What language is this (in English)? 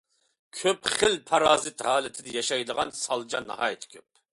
Uyghur